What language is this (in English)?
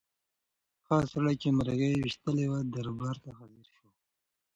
Pashto